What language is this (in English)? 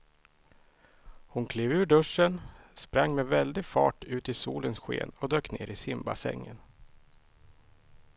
Swedish